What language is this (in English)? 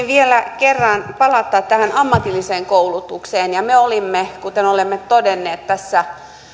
Finnish